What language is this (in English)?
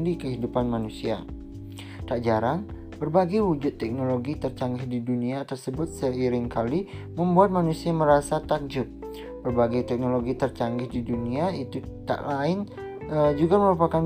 Indonesian